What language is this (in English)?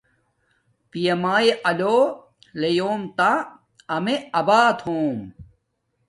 Domaaki